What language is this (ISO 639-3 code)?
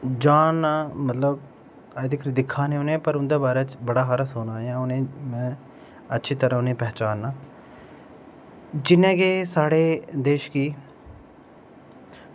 doi